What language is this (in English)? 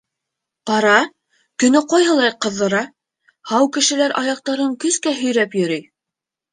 Bashkir